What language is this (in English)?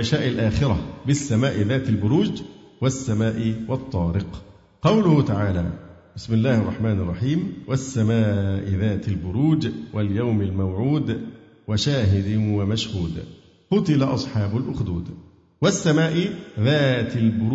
Arabic